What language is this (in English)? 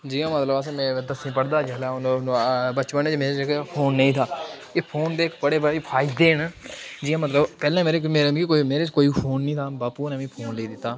Dogri